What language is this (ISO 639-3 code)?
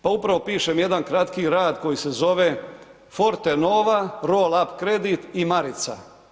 hrv